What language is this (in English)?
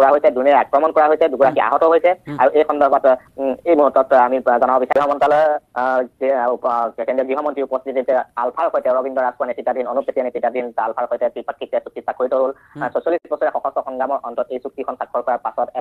Bangla